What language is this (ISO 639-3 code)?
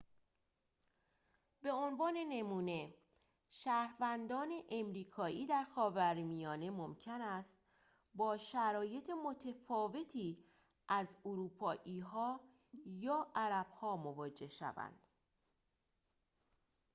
fas